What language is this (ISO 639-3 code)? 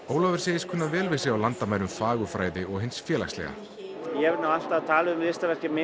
isl